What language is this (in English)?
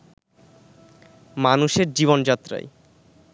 Bangla